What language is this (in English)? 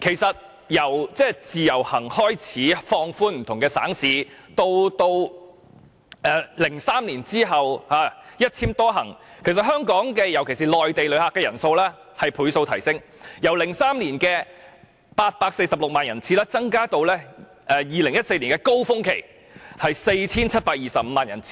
Cantonese